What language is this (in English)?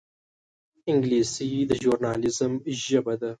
Pashto